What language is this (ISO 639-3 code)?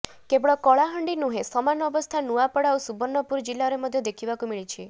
ori